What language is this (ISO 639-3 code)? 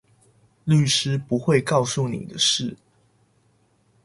zho